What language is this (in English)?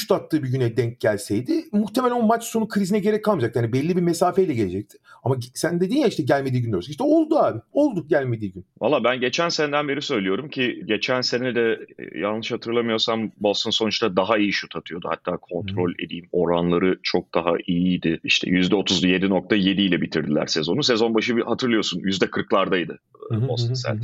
Turkish